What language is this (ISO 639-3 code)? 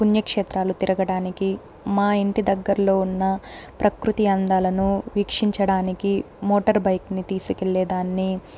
tel